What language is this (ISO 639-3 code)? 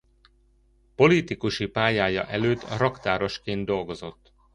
hun